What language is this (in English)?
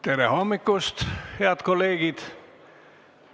Estonian